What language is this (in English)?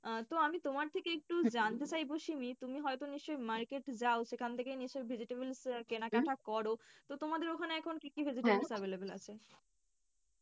Bangla